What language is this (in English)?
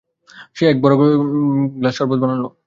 Bangla